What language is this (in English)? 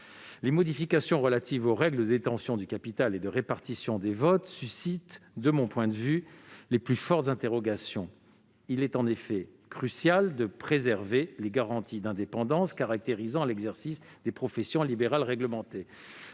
French